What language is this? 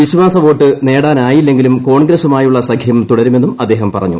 Malayalam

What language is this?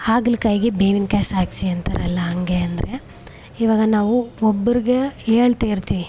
Kannada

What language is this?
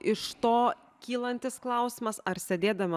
Lithuanian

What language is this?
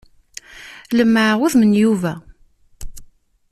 Kabyle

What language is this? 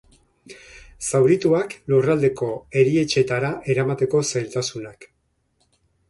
Basque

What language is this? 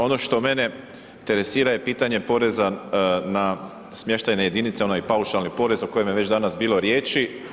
Croatian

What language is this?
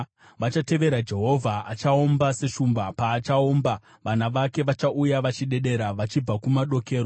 Shona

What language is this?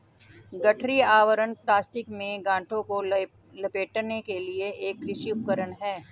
Hindi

